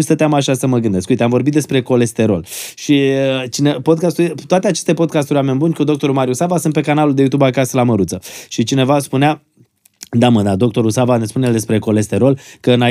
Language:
Romanian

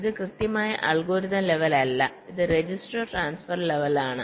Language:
Malayalam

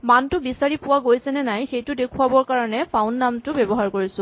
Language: Assamese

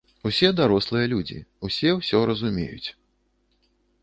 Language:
Belarusian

